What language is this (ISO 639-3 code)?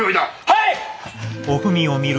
jpn